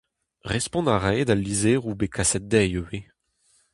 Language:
Breton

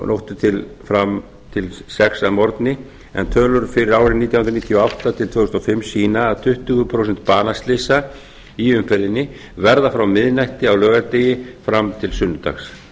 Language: Icelandic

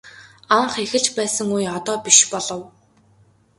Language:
Mongolian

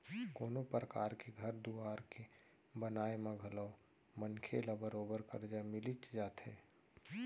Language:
Chhattisgarhi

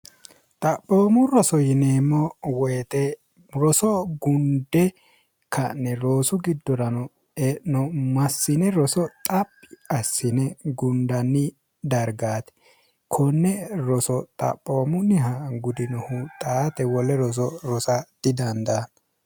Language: Sidamo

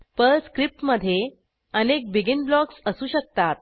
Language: Marathi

